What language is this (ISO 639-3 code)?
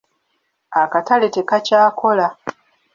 lug